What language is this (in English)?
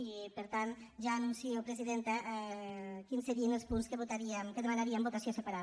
Catalan